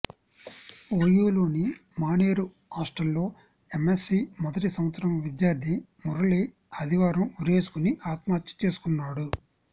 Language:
Telugu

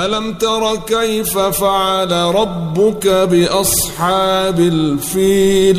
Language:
Arabic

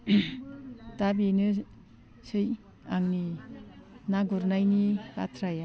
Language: Bodo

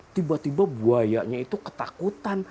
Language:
Indonesian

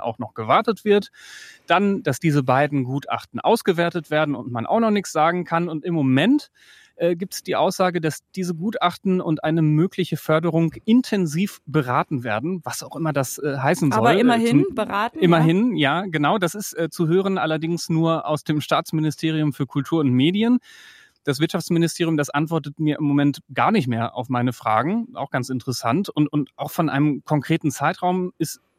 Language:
German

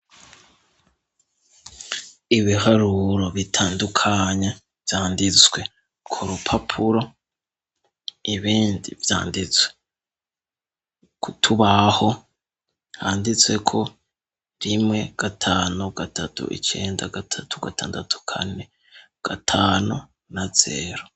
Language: Rundi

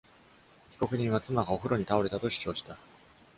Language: Japanese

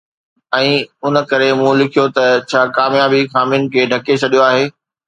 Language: Sindhi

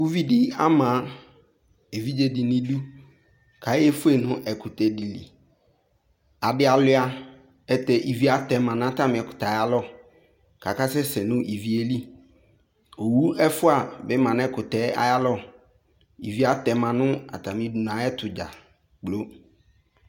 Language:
Ikposo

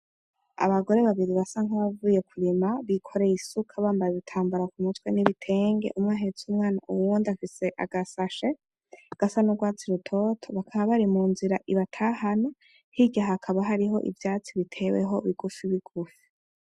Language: Rundi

